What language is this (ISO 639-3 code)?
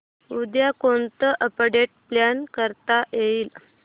mar